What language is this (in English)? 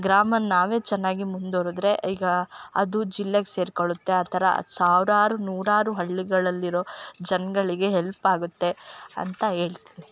Kannada